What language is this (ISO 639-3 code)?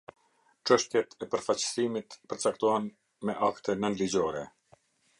sqi